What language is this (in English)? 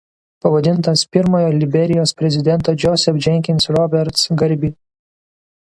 Lithuanian